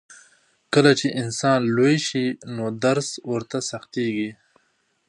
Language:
Pashto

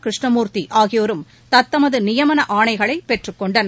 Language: Tamil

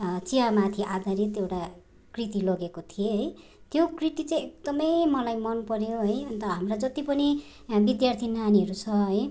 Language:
Nepali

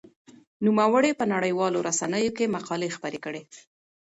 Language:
Pashto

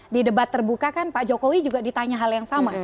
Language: Indonesian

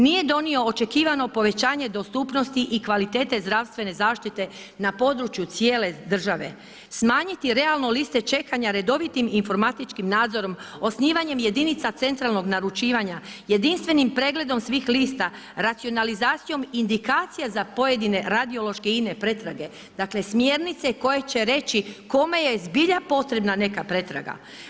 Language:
Croatian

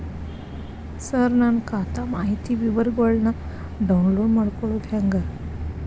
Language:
Kannada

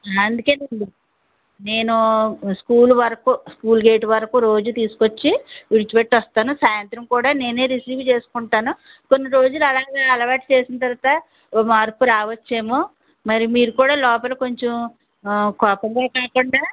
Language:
Telugu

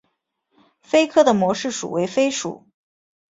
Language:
Chinese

